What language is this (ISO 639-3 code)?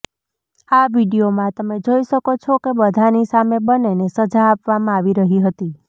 guj